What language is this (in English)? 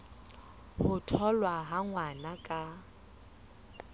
Southern Sotho